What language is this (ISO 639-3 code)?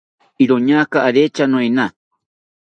cpy